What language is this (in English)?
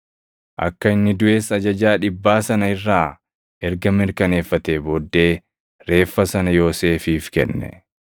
Oromo